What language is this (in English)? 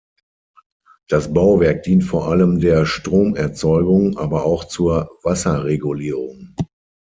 German